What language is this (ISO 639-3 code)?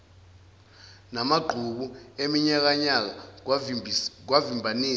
zul